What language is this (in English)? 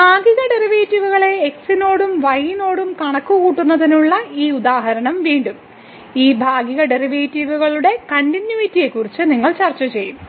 Malayalam